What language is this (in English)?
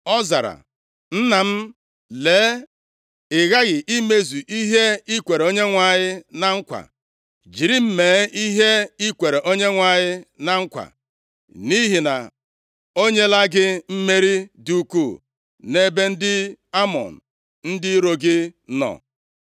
Igbo